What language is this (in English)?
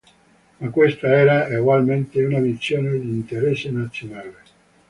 Italian